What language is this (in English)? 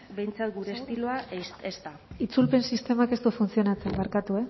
Basque